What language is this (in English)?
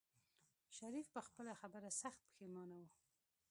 Pashto